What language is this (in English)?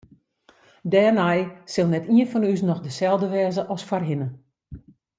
Western Frisian